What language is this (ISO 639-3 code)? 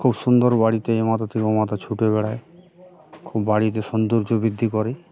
ben